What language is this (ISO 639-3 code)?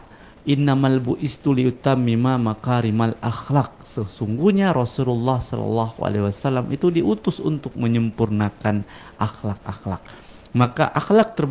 ind